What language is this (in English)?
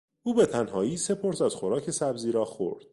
Persian